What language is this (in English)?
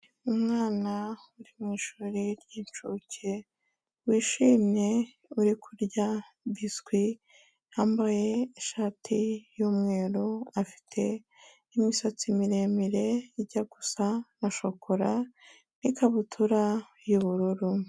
Kinyarwanda